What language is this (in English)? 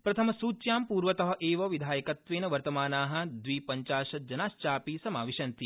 Sanskrit